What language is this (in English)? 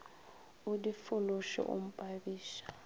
Northern Sotho